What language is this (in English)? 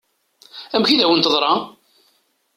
Kabyle